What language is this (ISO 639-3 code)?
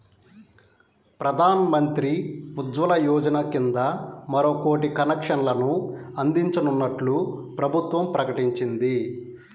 tel